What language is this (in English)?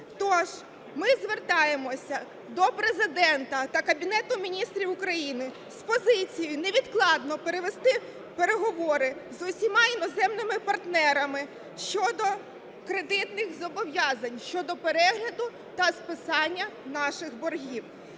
Ukrainian